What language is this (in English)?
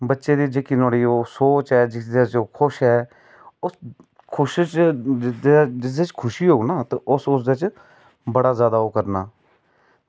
Dogri